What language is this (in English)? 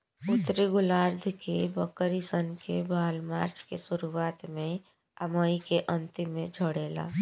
Bhojpuri